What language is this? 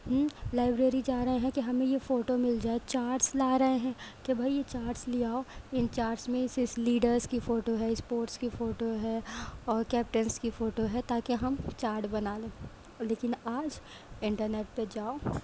Urdu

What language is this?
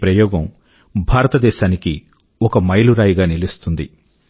Telugu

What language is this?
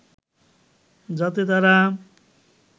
Bangla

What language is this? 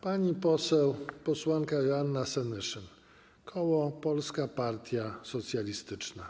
Polish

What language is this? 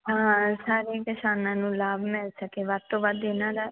Punjabi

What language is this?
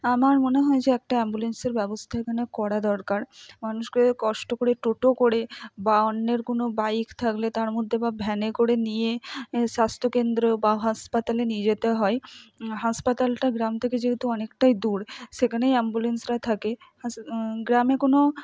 Bangla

